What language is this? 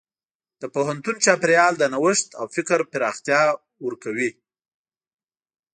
Pashto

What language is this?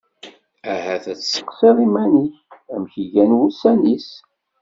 Kabyle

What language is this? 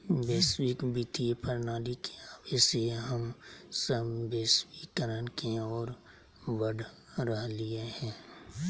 Magahi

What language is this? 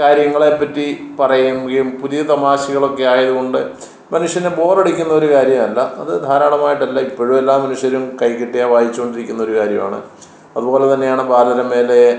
Malayalam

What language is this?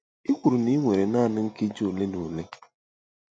Igbo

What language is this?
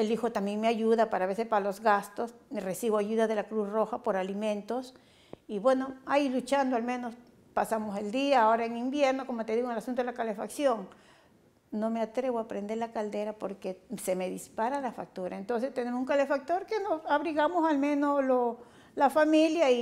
Spanish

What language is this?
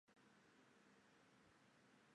Chinese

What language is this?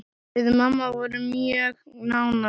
Icelandic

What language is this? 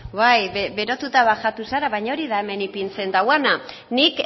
Basque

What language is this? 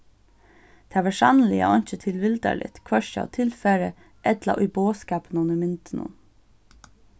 Faroese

